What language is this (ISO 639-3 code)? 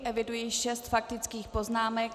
ces